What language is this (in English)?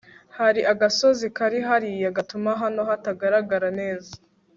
Kinyarwanda